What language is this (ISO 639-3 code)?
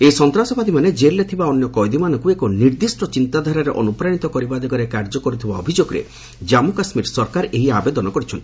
ori